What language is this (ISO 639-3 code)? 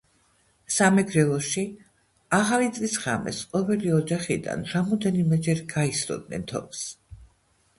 kat